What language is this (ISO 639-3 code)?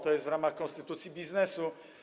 pol